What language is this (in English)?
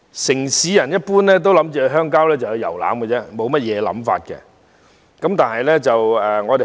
Cantonese